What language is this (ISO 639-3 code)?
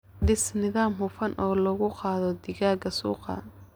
som